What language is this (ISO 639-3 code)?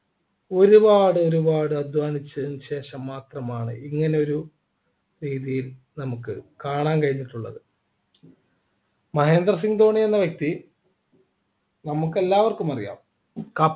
mal